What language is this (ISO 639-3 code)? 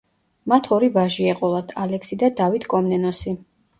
kat